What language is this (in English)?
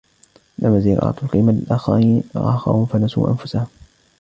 Arabic